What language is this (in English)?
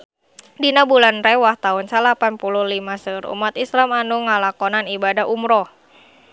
Sundanese